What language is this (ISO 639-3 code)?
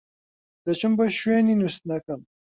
ckb